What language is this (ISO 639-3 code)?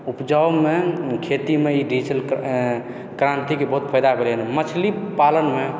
mai